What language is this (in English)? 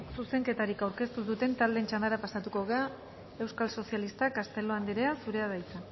Basque